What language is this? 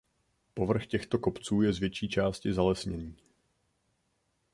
Czech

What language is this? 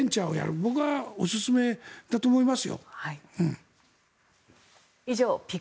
Japanese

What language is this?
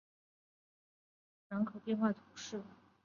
Chinese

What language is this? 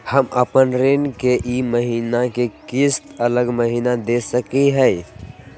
Magahi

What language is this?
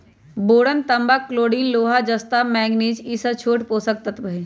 Magahi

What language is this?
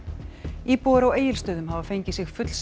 Icelandic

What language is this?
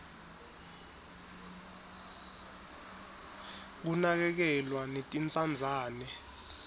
Swati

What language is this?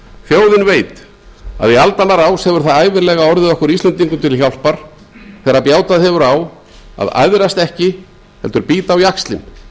Icelandic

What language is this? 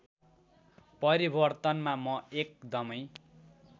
Nepali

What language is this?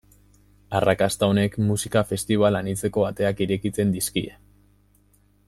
Basque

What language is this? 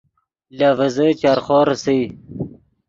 Yidgha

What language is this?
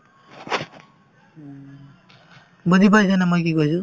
Assamese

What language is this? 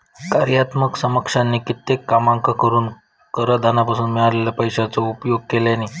Marathi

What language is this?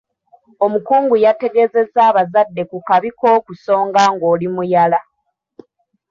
Ganda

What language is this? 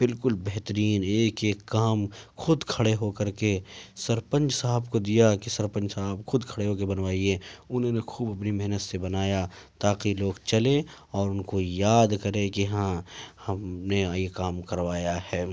Urdu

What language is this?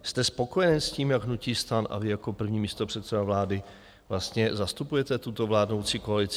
Czech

